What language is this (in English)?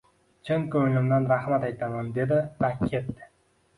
Uzbek